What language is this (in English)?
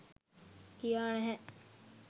Sinhala